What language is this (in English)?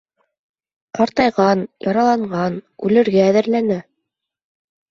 Bashkir